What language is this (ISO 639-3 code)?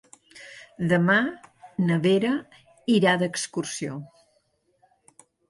cat